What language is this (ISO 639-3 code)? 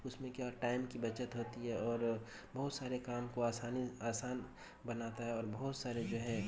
urd